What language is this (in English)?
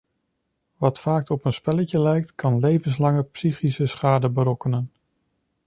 Dutch